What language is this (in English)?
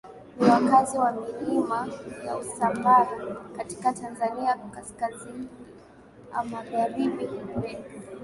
Swahili